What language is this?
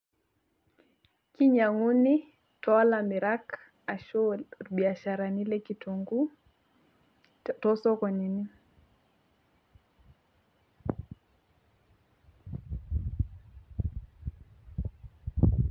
Masai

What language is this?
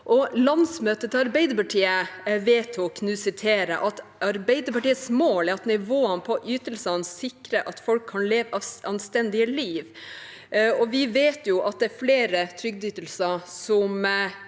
Norwegian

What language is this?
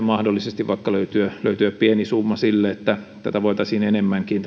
Finnish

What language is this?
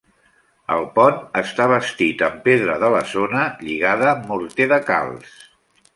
Catalan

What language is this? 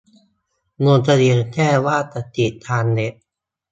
Thai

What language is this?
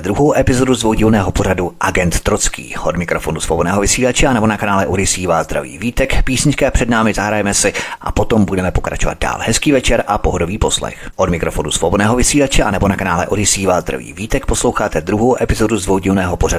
Czech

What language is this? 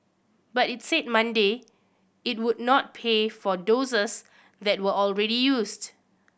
English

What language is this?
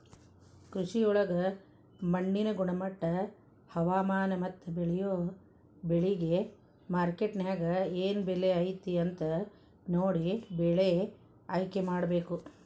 Kannada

